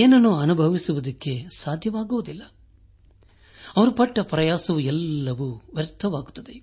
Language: Kannada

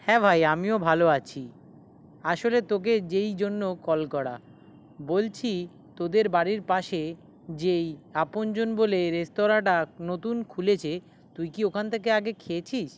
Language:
Bangla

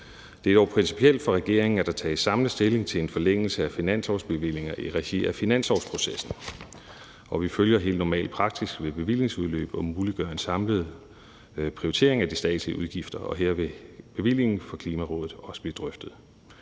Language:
Danish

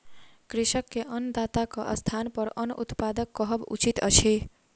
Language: Maithili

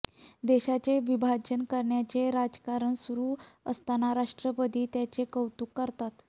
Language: Marathi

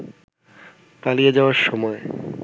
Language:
Bangla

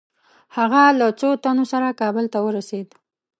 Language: Pashto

